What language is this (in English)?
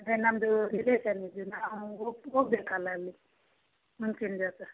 Kannada